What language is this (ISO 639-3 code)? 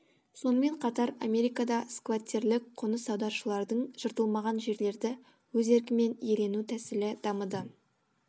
kaz